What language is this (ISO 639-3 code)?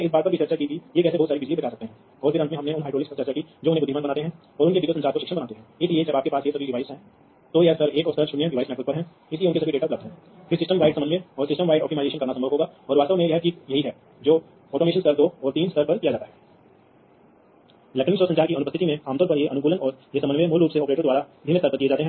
hin